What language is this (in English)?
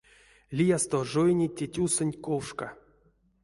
Erzya